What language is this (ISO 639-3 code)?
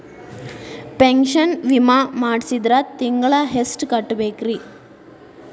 kan